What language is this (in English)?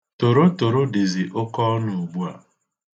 Igbo